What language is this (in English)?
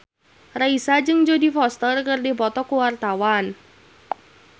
Sundanese